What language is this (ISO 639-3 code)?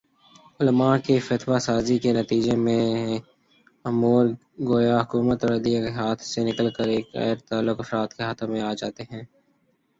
urd